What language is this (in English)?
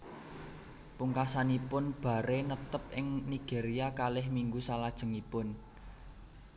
Javanese